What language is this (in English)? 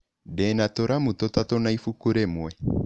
Kikuyu